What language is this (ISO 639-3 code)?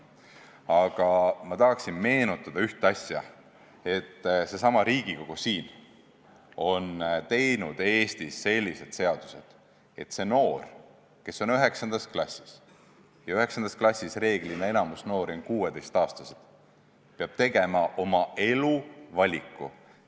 est